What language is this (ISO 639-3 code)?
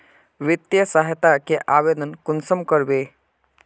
mag